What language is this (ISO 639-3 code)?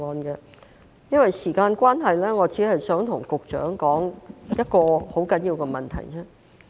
yue